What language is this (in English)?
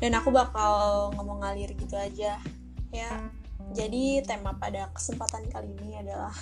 Indonesian